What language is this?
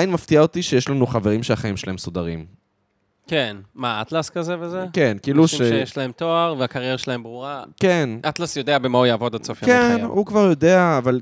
Hebrew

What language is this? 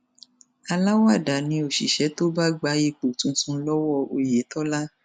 Yoruba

